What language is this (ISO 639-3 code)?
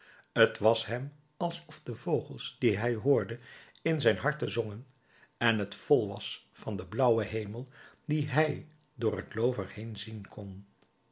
nld